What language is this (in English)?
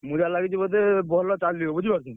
Odia